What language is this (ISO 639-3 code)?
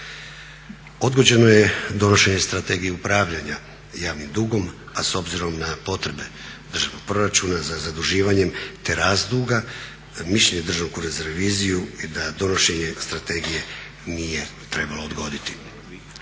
hrv